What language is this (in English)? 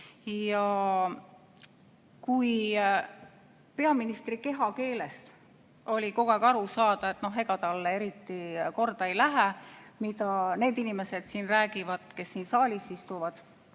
Estonian